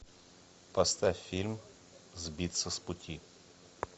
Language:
Russian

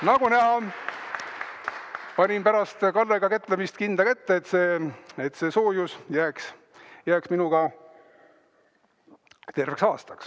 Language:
Estonian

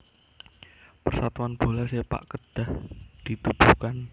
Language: Javanese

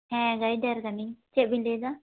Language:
Santali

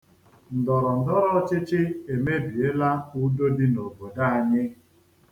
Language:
Igbo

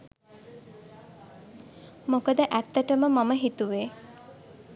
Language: Sinhala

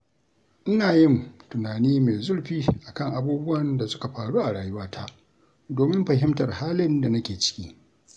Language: Hausa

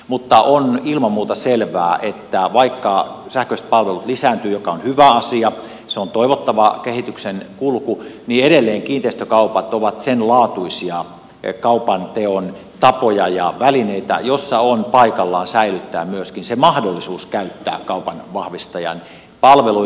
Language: Finnish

